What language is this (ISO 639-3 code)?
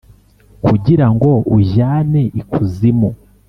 kin